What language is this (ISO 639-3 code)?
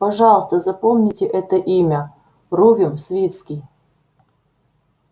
rus